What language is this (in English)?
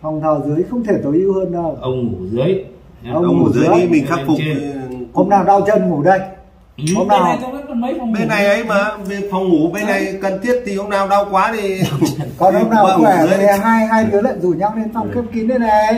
Vietnamese